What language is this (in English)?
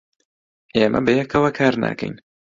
Central Kurdish